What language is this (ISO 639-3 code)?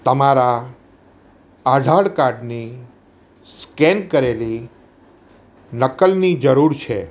guj